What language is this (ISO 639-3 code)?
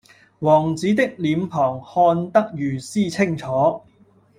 yue